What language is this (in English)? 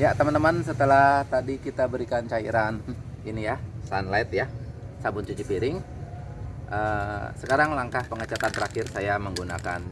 Indonesian